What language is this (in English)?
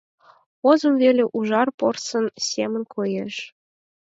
Mari